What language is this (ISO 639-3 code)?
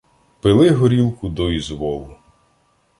ukr